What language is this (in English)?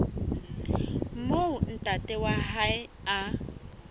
Southern Sotho